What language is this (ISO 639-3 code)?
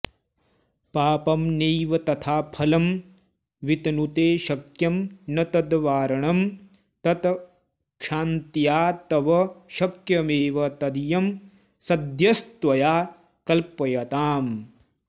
san